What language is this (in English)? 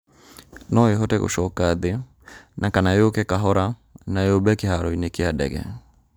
Kikuyu